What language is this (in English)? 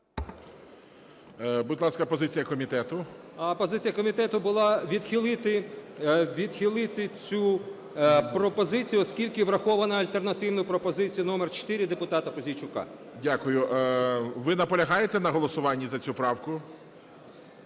Ukrainian